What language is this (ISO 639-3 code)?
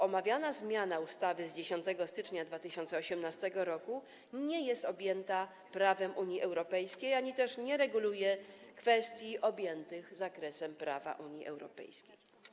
pol